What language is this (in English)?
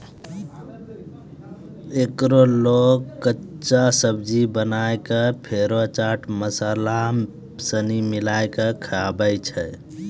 Maithili